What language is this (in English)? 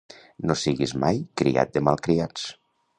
Catalan